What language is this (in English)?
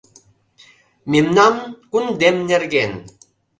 Mari